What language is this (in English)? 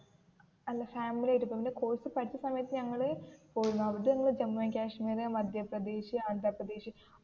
Malayalam